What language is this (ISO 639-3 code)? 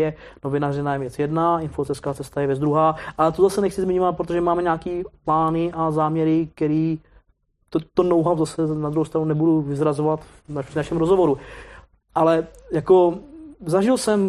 ces